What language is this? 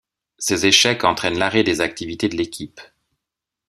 French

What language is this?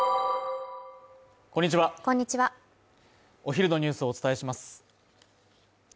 Japanese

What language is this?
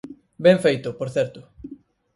Galician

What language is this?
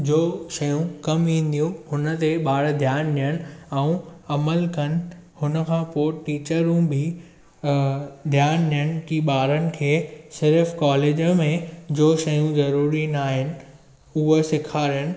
Sindhi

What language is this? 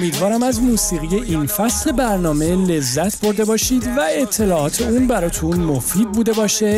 Persian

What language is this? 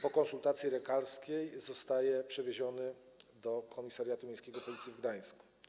Polish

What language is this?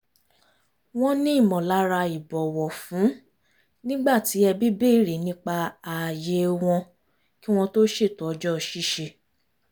Yoruba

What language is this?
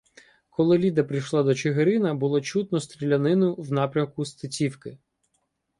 Ukrainian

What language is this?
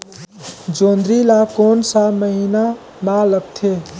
Chhattisgarhi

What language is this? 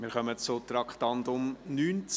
Swiss German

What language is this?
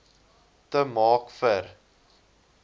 Afrikaans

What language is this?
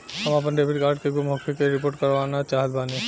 Bhojpuri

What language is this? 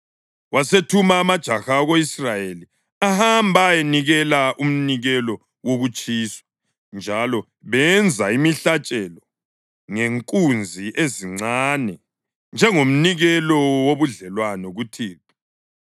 North Ndebele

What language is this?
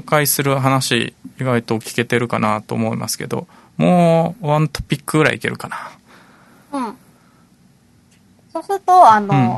Japanese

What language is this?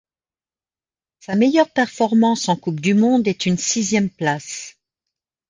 French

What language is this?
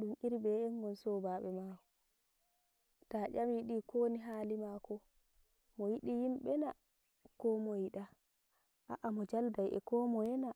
Nigerian Fulfulde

